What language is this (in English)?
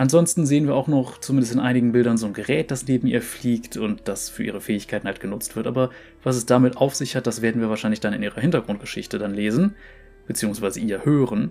German